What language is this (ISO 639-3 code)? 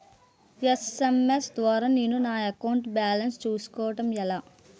tel